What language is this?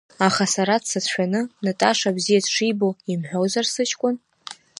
Abkhazian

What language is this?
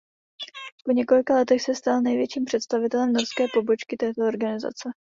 Czech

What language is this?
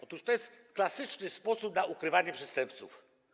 Polish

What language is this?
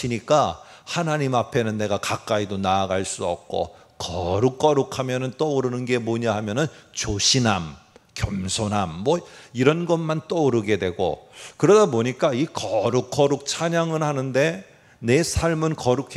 Korean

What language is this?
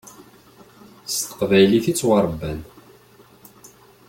Kabyle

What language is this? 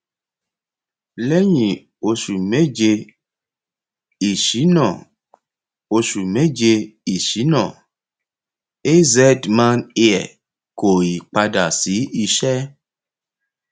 Yoruba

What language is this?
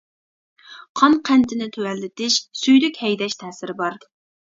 Uyghur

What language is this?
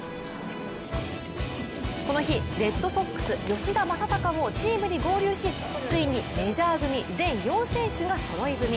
Japanese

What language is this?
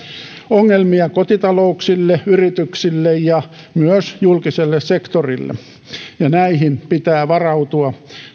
Finnish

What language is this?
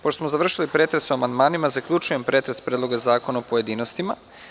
Serbian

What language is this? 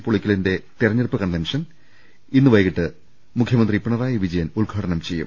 Malayalam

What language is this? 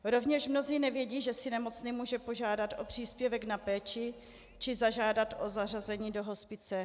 Czech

